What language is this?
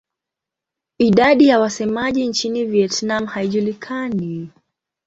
Swahili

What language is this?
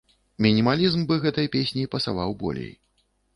Belarusian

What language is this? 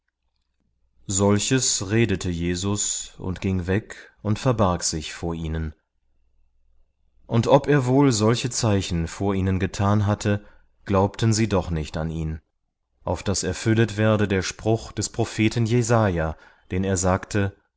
German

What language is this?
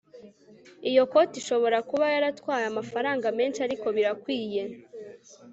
Kinyarwanda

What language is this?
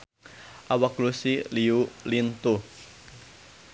Sundanese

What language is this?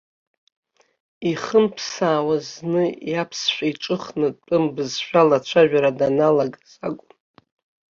Abkhazian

